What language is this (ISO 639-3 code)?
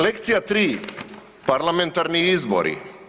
hrv